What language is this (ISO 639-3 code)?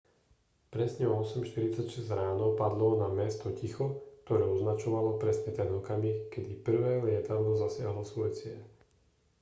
slk